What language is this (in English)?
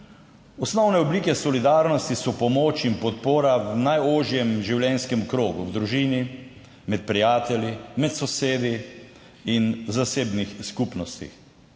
Slovenian